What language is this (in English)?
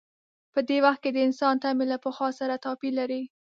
Pashto